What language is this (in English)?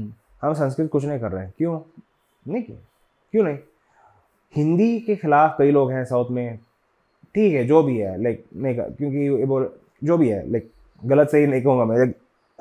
Hindi